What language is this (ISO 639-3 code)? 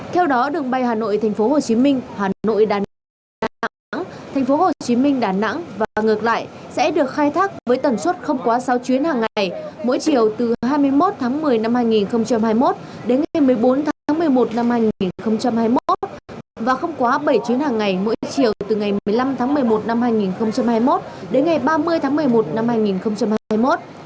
vie